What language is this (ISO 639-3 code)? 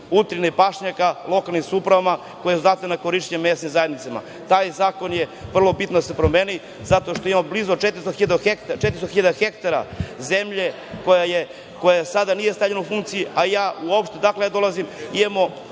srp